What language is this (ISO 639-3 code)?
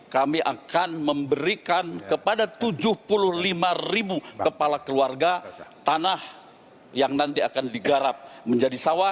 ind